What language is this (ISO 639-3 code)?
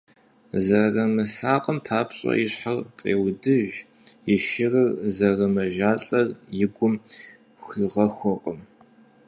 kbd